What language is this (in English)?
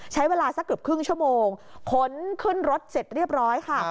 Thai